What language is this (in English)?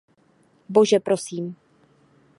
Czech